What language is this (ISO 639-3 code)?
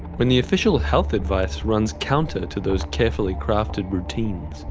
eng